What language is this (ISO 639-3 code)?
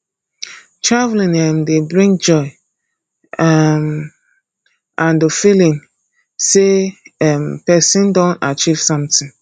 pcm